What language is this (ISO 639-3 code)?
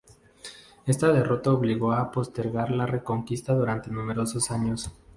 spa